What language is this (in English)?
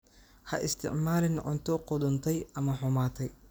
Somali